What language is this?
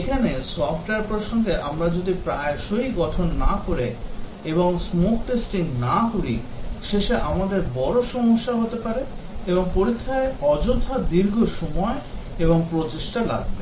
Bangla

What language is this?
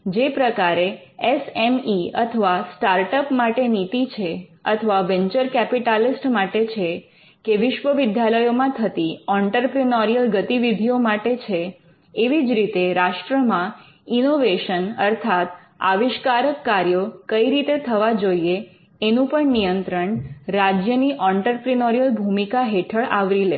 Gujarati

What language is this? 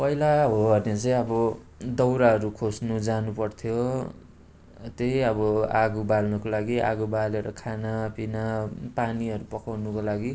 Nepali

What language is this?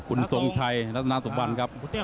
Thai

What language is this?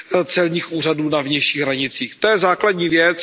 Czech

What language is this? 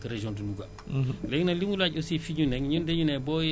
Wolof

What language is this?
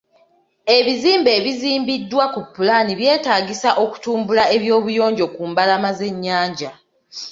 Ganda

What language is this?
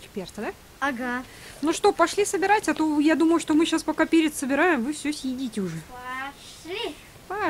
Russian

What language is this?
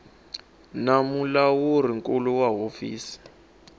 Tsonga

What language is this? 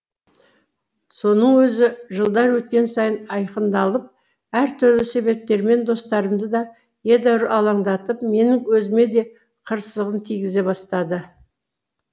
Kazakh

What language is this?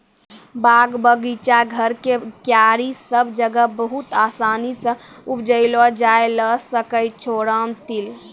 Maithili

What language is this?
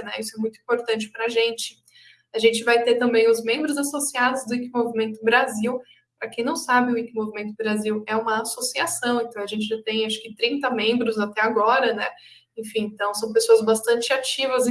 Portuguese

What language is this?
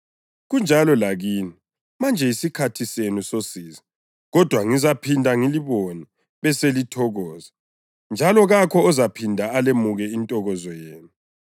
North Ndebele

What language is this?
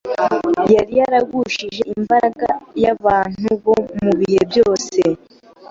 Kinyarwanda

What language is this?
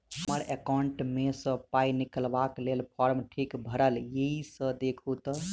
Maithili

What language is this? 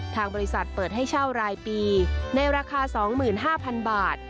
Thai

